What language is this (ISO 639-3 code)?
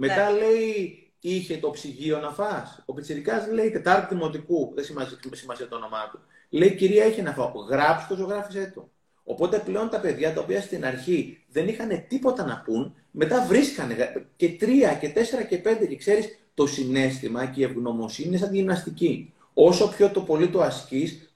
ell